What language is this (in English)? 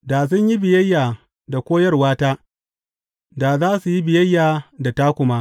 Hausa